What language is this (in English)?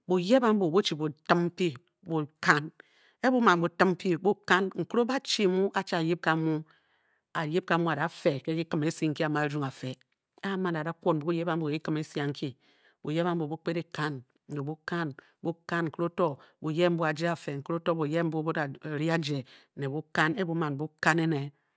Bokyi